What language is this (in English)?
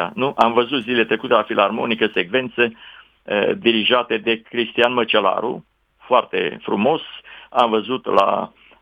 Romanian